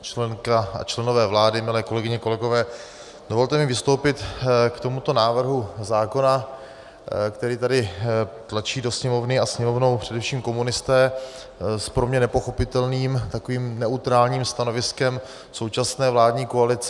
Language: Czech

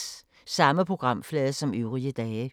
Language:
Danish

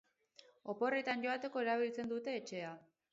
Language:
Basque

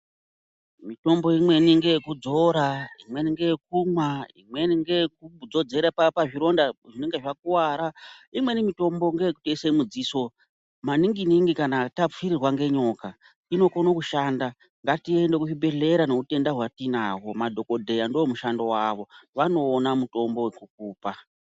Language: Ndau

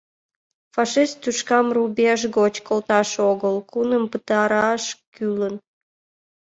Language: Mari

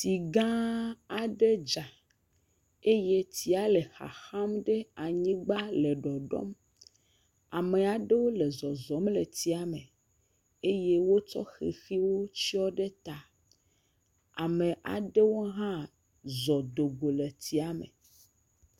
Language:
Ewe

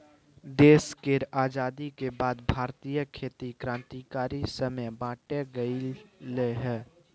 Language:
Maithili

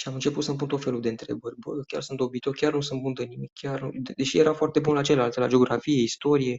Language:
Romanian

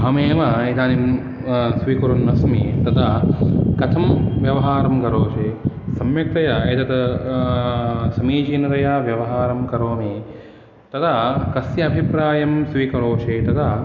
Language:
Sanskrit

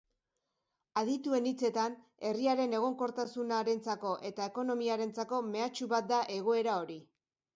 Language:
Basque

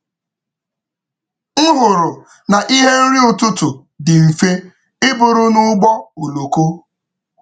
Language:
Igbo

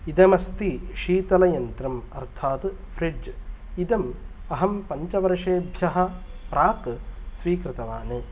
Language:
Sanskrit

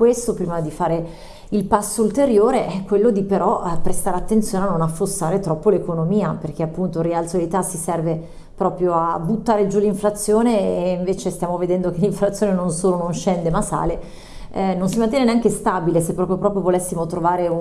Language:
Italian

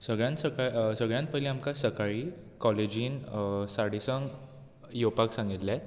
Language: Konkani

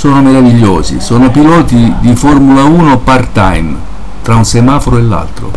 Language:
Italian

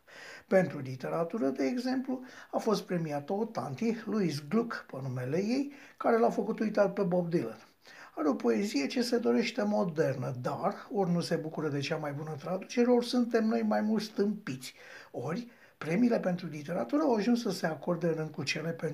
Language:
Romanian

